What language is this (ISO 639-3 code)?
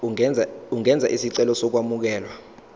zul